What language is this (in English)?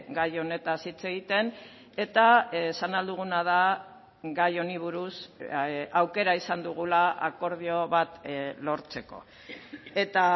Basque